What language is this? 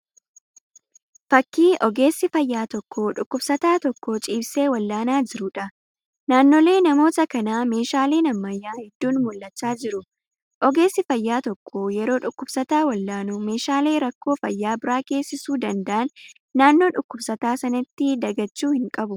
Oromo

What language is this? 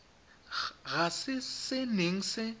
Tswana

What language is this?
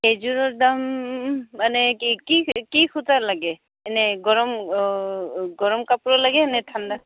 Assamese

